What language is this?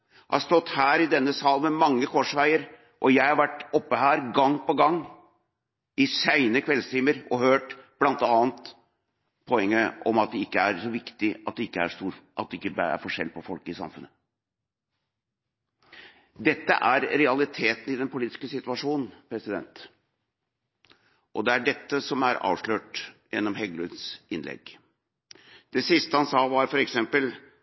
Norwegian Bokmål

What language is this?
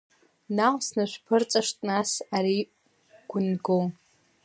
Abkhazian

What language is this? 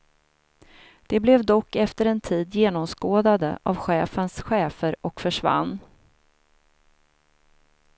Swedish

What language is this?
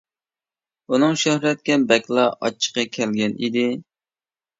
Uyghur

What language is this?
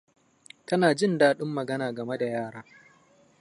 Hausa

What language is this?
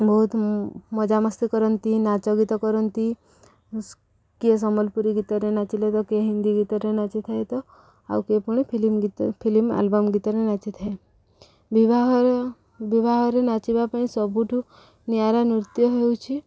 Odia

